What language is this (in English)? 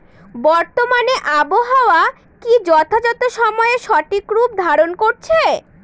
Bangla